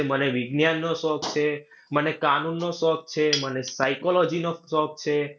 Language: Gujarati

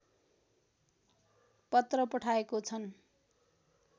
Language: Nepali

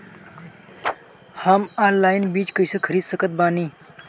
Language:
Bhojpuri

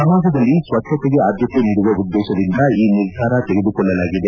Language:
Kannada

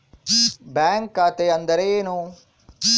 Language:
Kannada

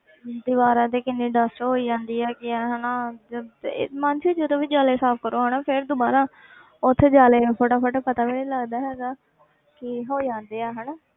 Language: Punjabi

